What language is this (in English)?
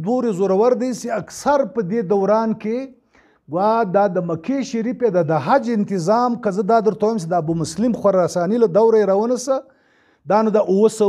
Romanian